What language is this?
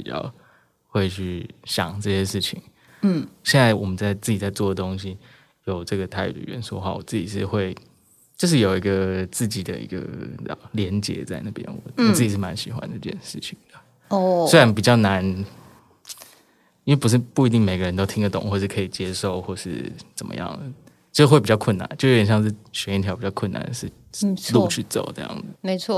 Chinese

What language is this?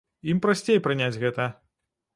Belarusian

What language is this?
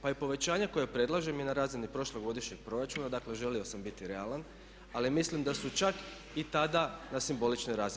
Croatian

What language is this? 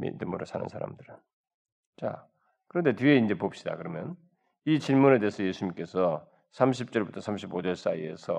Korean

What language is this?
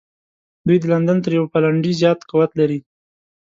Pashto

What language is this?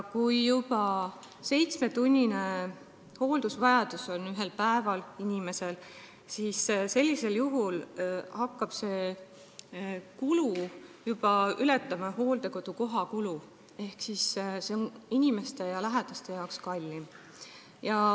Estonian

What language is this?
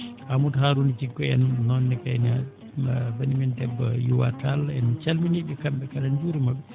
Fula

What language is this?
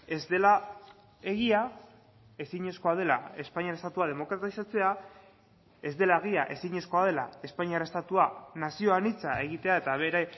Basque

